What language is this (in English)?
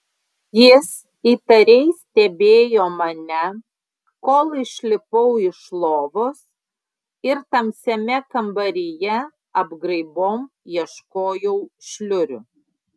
Lithuanian